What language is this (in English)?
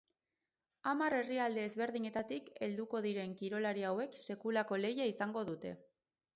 Basque